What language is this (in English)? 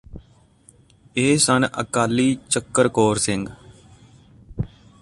Punjabi